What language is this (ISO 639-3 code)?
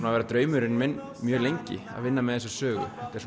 isl